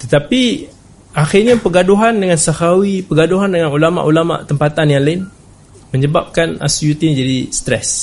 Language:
Malay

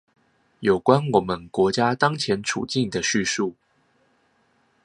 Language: Chinese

